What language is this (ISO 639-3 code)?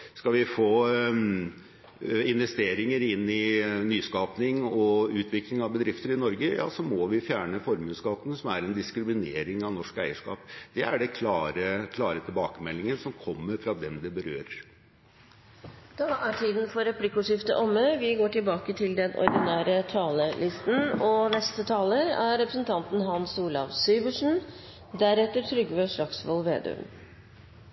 nor